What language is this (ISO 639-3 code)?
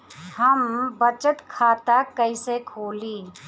bho